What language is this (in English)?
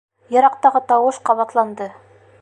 Bashkir